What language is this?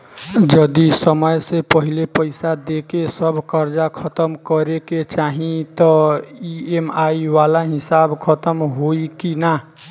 Bhojpuri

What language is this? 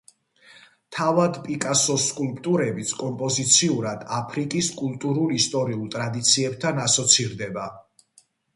Georgian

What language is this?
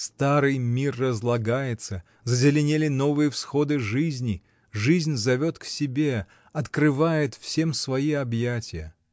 Russian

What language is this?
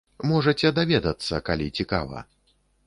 Belarusian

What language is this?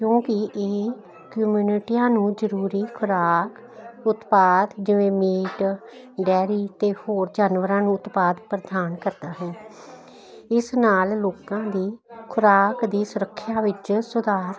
Punjabi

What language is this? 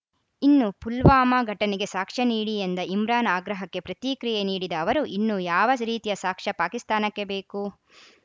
Kannada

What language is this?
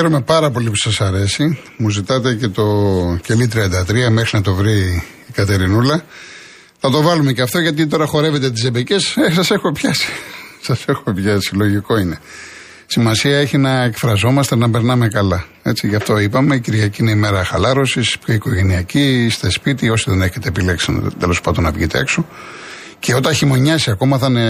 Greek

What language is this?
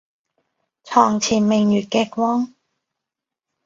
Cantonese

